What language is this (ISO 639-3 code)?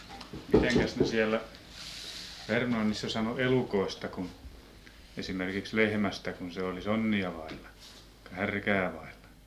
fin